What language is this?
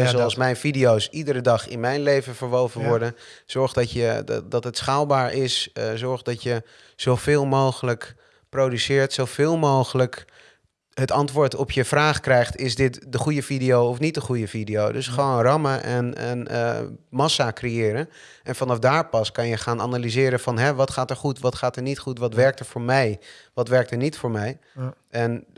Dutch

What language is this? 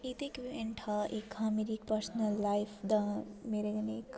Dogri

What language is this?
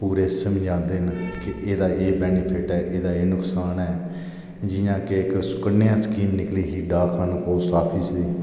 Dogri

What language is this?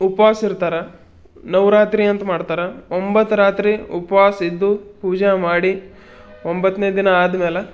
Kannada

